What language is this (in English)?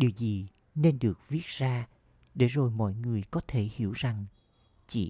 Vietnamese